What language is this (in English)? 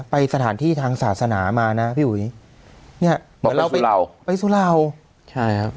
Thai